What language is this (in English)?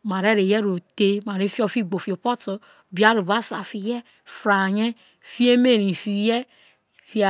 Isoko